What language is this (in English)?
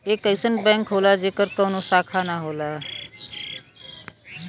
Bhojpuri